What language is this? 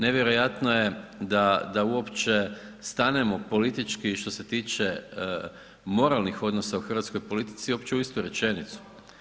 Croatian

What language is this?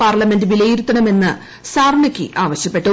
Malayalam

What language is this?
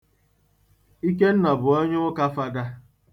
Igbo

